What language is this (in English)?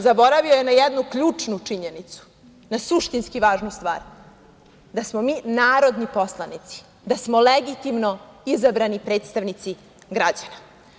Serbian